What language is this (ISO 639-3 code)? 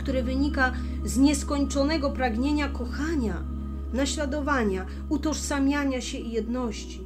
pol